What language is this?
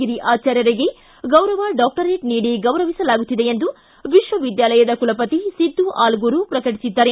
Kannada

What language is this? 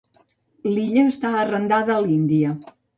Catalan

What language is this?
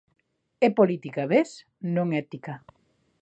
Galician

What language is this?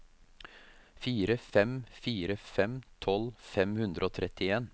Norwegian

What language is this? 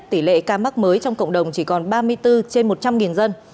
Vietnamese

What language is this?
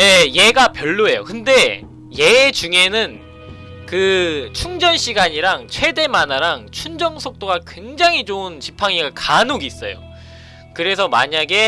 Korean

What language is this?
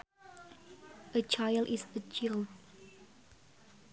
Sundanese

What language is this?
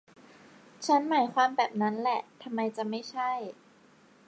Thai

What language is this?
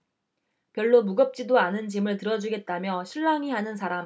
Korean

